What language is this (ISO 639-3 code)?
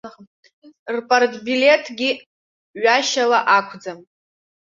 abk